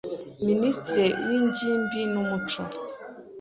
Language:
Kinyarwanda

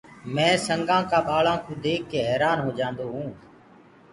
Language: Gurgula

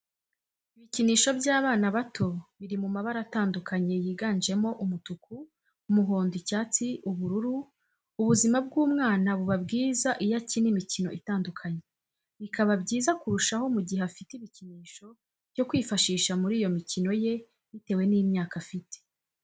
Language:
Kinyarwanda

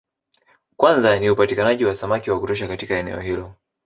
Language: Swahili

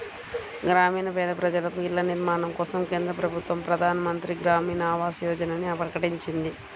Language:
Telugu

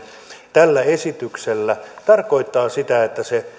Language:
Finnish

